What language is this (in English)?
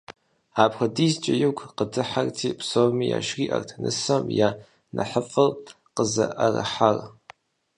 Kabardian